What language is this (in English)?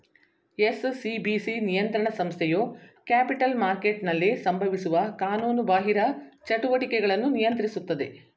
Kannada